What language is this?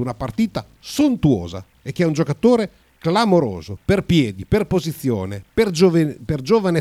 Italian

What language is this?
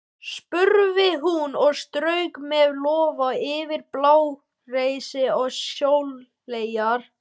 Icelandic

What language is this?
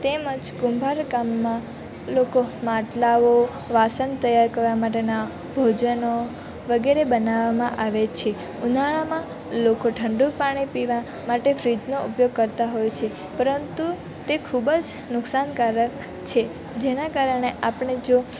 Gujarati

